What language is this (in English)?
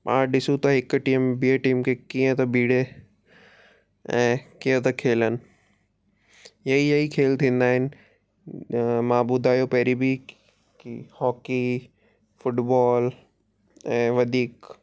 Sindhi